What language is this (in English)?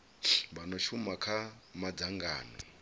Venda